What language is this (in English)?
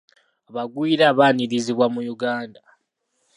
Ganda